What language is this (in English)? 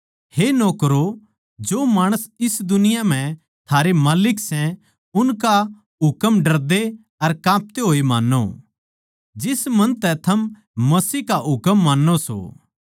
Haryanvi